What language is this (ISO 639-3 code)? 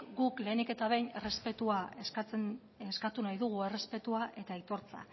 eus